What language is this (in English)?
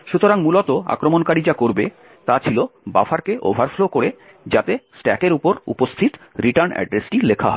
Bangla